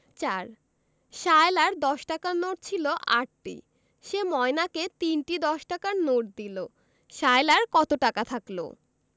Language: Bangla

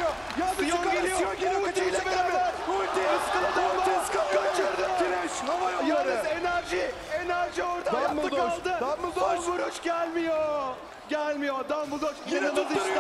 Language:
Turkish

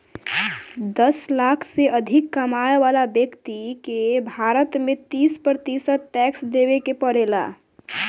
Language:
Bhojpuri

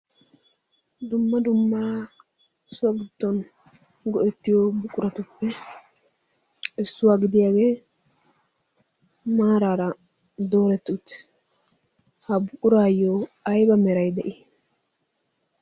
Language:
Wolaytta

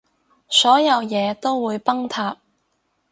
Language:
Cantonese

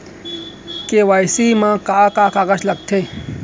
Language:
Chhattisgarhi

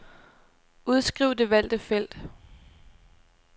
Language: Danish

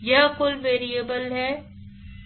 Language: Hindi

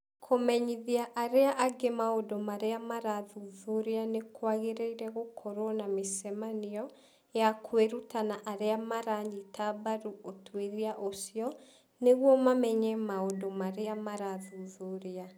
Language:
Kikuyu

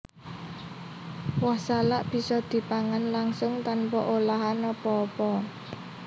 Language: Javanese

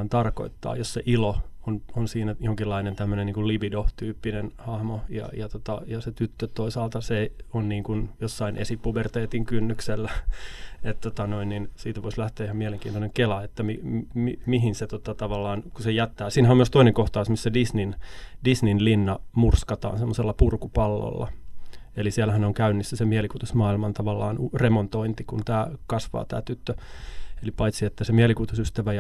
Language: Finnish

